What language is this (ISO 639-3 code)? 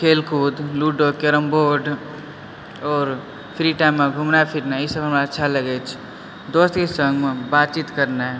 mai